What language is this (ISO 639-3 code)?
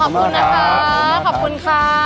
tha